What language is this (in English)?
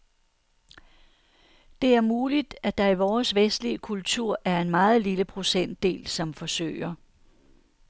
Danish